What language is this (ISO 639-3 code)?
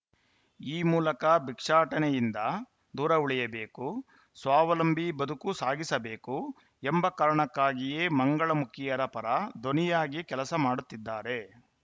kan